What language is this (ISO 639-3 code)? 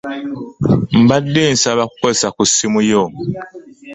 lug